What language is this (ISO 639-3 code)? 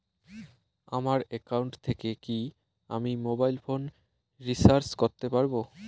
ben